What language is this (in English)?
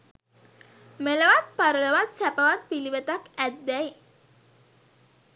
Sinhala